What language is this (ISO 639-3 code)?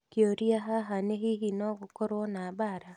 kik